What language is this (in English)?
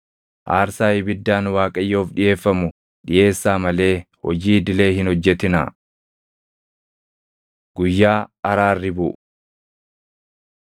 Oromo